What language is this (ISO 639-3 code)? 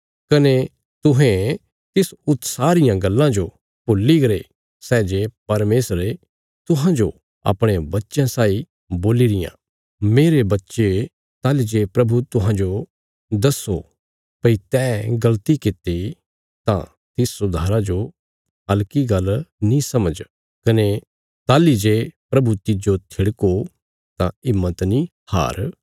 kfs